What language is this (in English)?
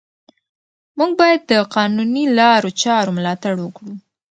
Pashto